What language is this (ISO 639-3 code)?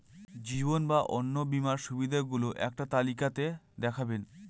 ben